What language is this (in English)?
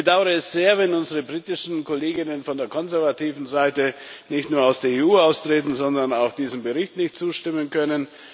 German